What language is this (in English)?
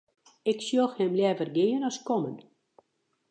Western Frisian